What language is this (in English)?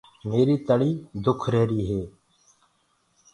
Gurgula